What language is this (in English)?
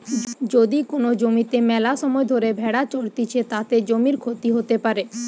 Bangla